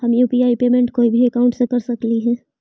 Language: Magahi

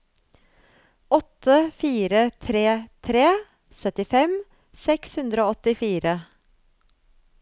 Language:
Norwegian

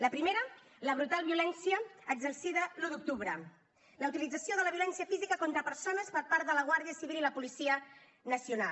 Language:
Catalan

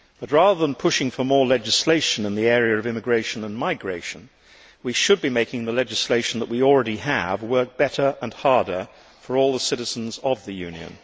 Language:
English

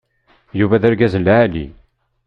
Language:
Kabyle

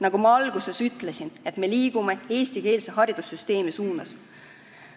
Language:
Estonian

